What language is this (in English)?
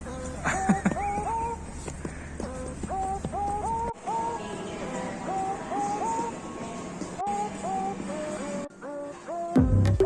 Korean